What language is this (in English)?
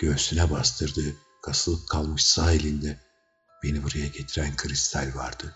Turkish